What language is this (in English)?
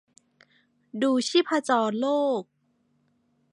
Thai